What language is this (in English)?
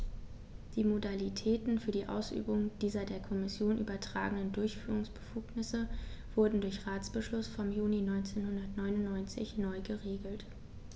German